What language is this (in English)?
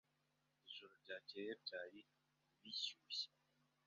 Kinyarwanda